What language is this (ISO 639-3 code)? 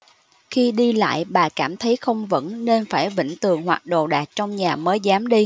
vie